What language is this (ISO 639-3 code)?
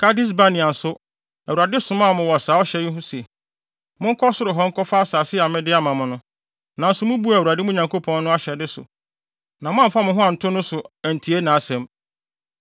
aka